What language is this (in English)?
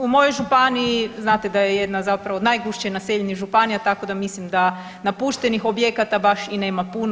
Croatian